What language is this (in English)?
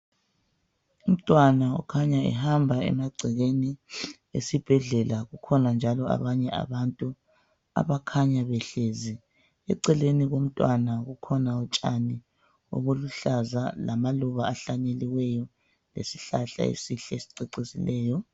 North Ndebele